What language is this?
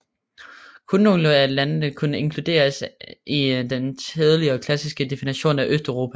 Danish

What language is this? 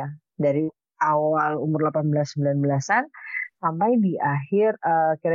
Indonesian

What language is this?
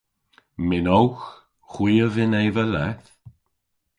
Cornish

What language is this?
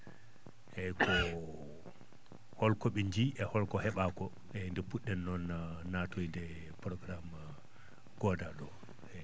Fula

